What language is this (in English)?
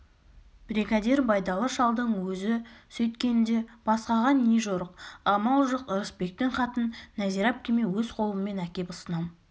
Kazakh